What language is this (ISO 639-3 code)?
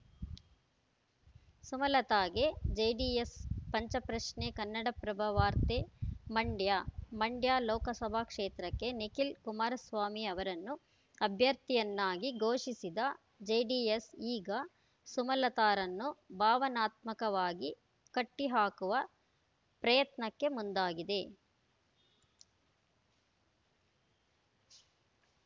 kan